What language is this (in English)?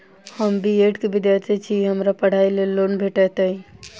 Maithili